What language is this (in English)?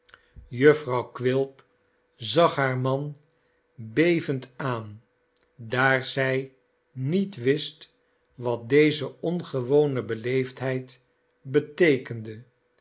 Dutch